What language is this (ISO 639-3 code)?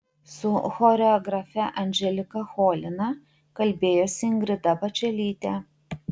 lit